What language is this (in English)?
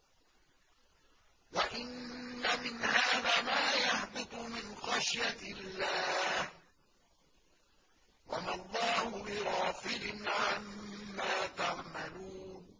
Arabic